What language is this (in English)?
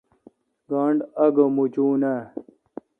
Kalkoti